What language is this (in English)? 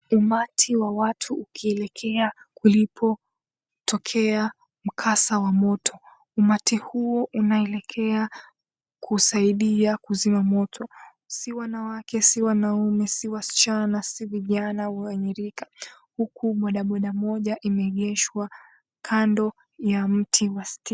Swahili